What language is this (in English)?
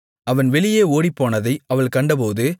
Tamil